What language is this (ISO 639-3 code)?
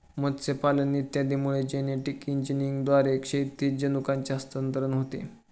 mar